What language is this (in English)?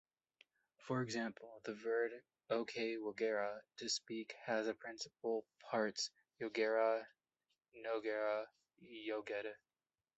English